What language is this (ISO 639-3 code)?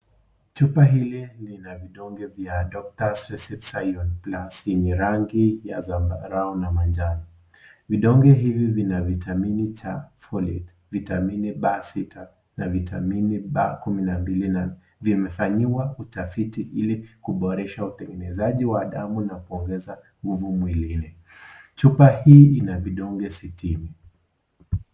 swa